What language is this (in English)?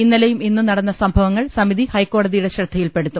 Malayalam